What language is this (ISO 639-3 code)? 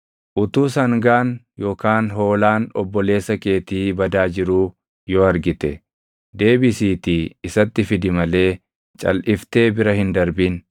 orm